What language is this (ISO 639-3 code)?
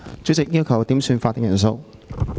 yue